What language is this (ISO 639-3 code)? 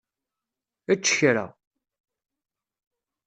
kab